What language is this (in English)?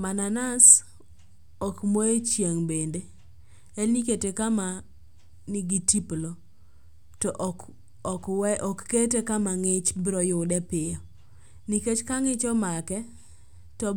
Luo (Kenya and Tanzania)